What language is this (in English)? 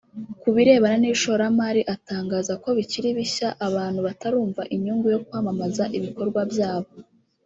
Kinyarwanda